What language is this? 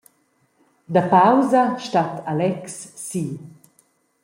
Romansh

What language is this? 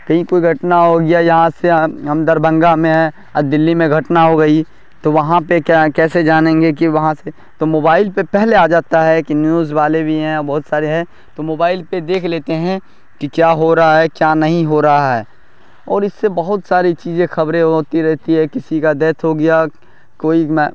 Urdu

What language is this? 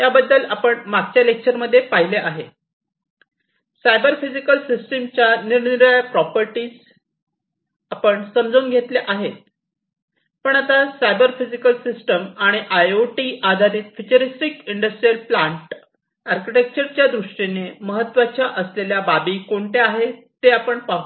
Marathi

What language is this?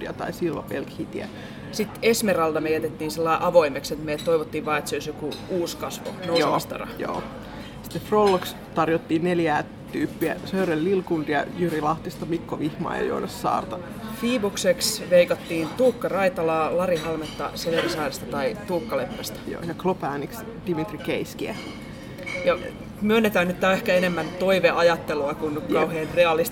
Finnish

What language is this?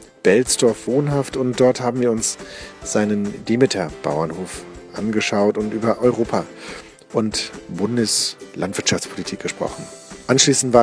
German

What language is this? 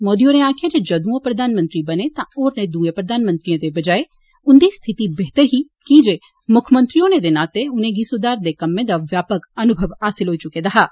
Dogri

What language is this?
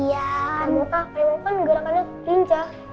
Indonesian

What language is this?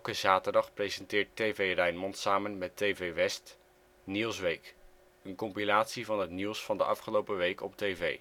Dutch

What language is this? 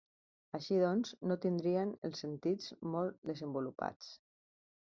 Catalan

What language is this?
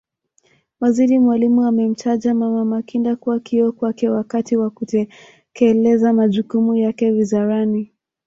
Swahili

